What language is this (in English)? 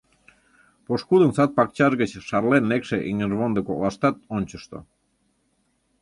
Mari